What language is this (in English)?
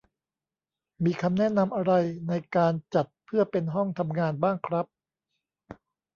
Thai